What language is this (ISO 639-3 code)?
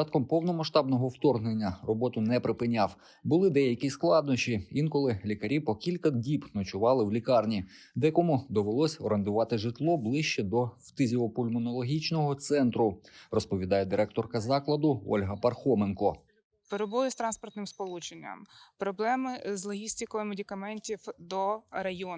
ukr